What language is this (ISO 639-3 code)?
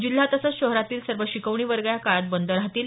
mar